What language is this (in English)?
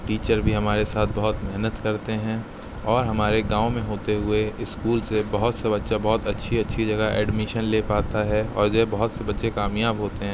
Urdu